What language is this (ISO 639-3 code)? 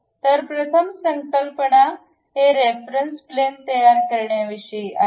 mar